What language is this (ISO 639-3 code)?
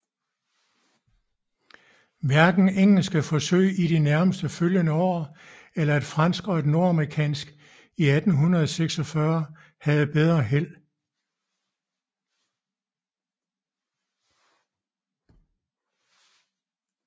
dan